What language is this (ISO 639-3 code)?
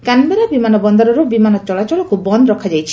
ori